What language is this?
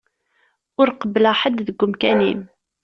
Kabyle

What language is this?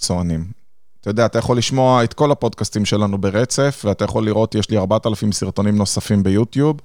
Hebrew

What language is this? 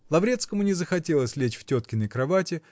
Russian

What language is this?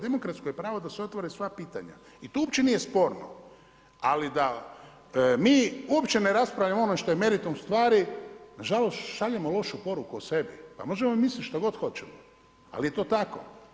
Croatian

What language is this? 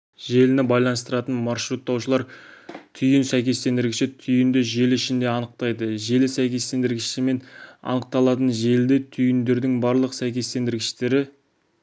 Kazakh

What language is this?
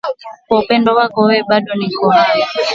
Swahili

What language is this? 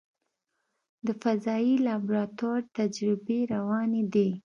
Pashto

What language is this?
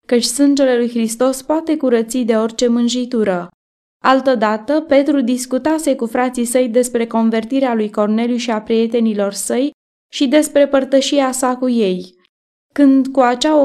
Romanian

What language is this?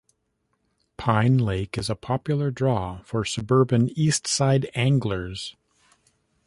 English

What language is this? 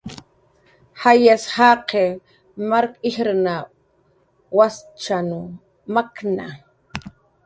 Jaqaru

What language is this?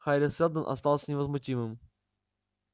Russian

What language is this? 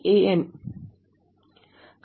Telugu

